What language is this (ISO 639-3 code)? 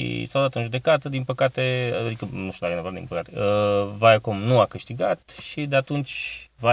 ron